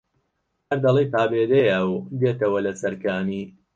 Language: Central Kurdish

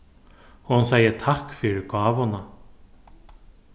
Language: Faroese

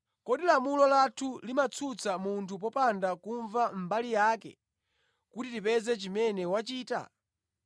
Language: Nyanja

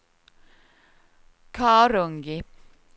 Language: Swedish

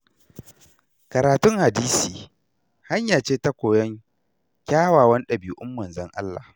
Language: Hausa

